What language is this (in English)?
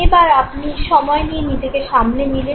Bangla